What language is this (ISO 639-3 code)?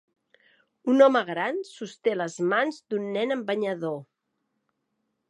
cat